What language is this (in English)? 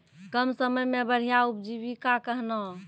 Maithili